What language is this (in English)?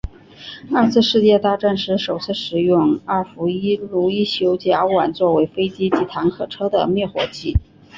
Chinese